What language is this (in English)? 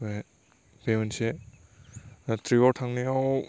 Bodo